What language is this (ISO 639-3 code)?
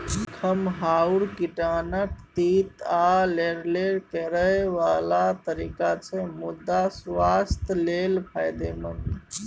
mai